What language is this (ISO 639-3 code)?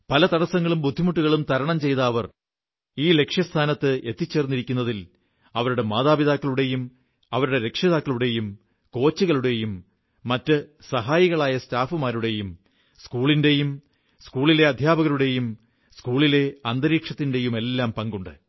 mal